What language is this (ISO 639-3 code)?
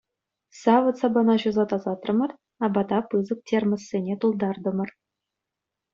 chv